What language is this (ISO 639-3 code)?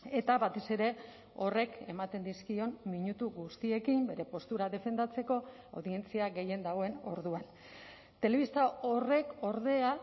eus